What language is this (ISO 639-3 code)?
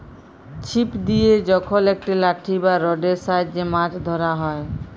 ben